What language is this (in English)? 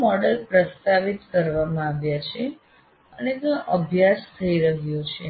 Gujarati